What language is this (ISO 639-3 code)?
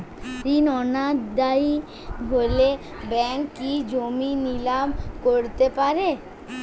ben